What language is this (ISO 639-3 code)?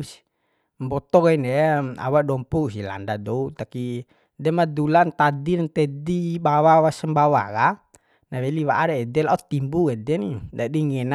bhp